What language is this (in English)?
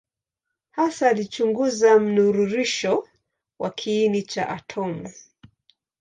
Swahili